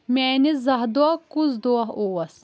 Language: Kashmiri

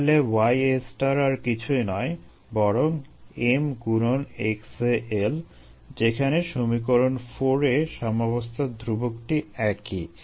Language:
Bangla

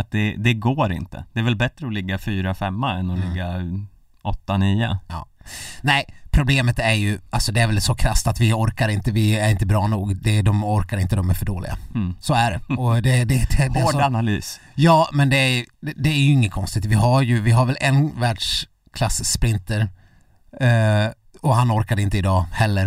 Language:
Swedish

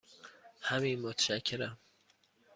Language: Persian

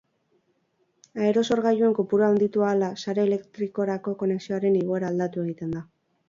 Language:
Basque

